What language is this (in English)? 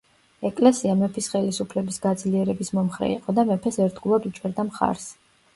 Georgian